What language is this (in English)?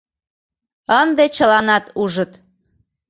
Mari